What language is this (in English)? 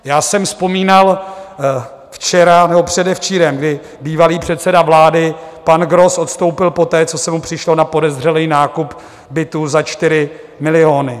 Czech